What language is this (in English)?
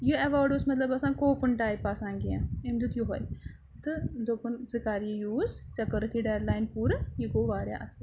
Kashmiri